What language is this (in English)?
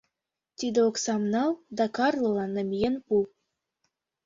Mari